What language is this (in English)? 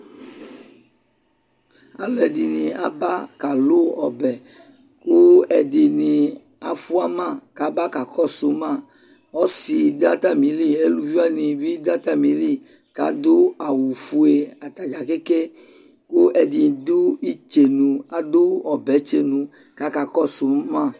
Ikposo